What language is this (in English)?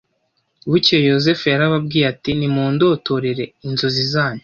Kinyarwanda